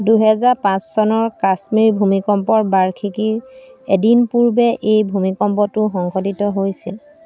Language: Assamese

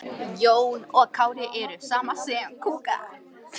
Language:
Icelandic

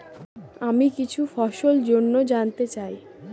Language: Bangla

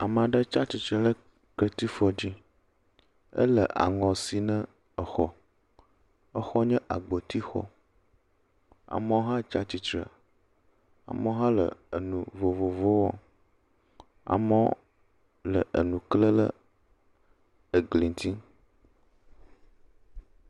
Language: Ewe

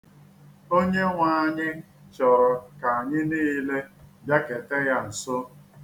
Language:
Igbo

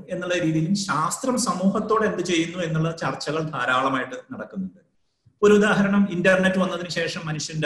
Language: Malayalam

